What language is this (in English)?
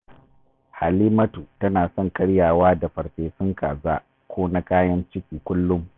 Hausa